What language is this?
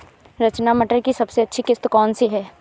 Hindi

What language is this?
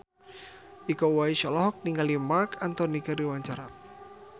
Sundanese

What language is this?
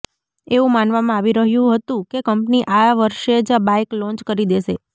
Gujarati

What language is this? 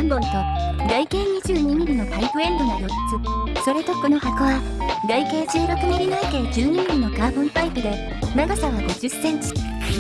Japanese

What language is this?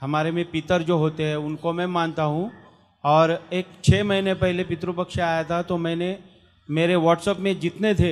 Hindi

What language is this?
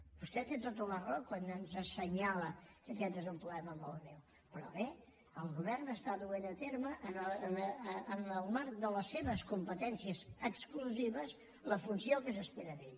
Catalan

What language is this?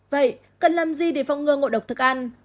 Vietnamese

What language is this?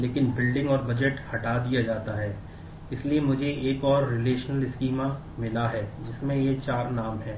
Hindi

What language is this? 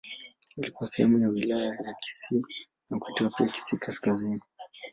Swahili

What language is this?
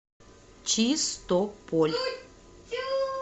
Russian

